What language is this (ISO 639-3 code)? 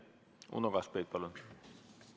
est